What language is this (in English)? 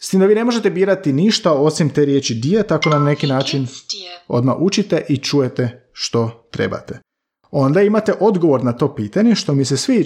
Croatian